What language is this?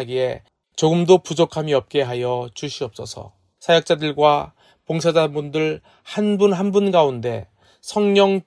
Korean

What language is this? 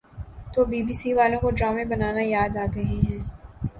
Urdu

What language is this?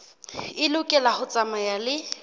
Southern Sotho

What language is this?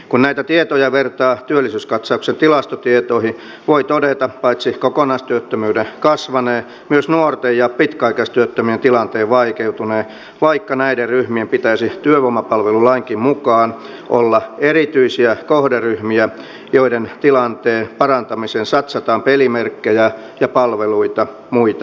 Finnish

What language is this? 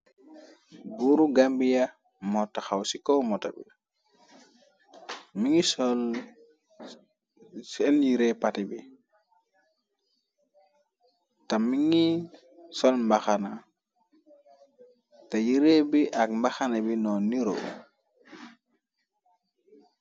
Wolof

